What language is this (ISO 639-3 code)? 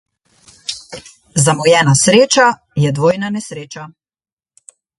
slv